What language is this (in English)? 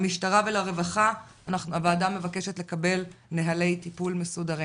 Hebrew